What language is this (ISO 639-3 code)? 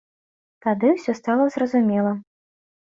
bel